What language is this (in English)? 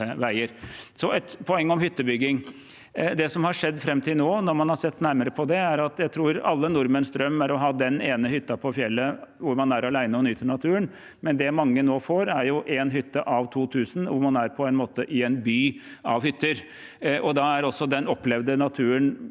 Norwegian